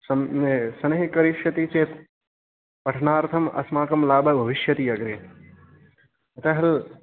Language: Sanskrit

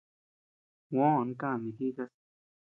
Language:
Tepeuxila Cuicatec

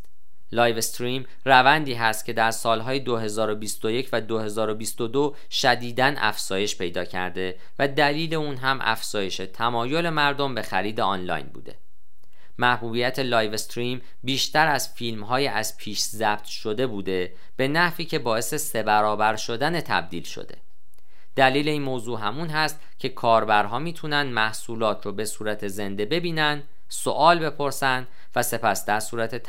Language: Persian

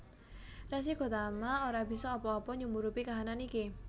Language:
Javanese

